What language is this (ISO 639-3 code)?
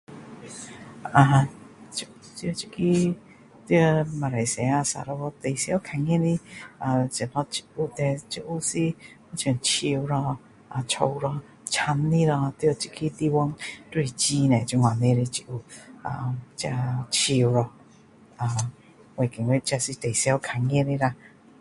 cdo